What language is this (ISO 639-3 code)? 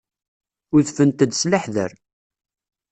kab